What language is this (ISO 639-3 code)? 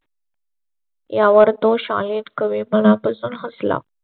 mar